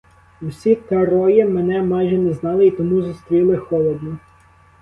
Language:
Ukrainian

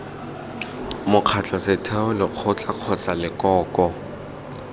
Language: Tswana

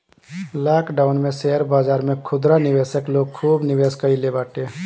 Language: Bhojpuri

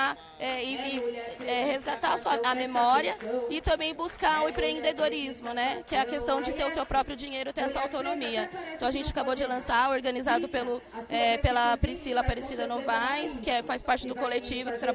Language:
Portuguese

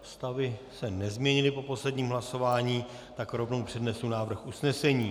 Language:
Czech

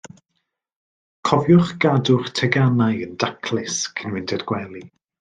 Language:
Welsh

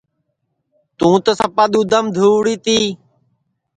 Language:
Sansi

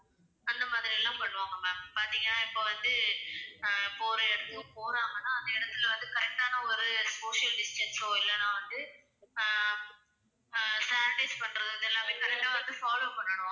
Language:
Tamil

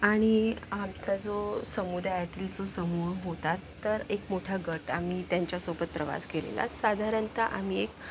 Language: Marathi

